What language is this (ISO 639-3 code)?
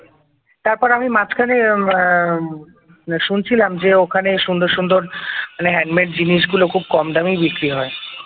ben